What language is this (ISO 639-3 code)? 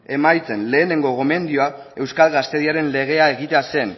eus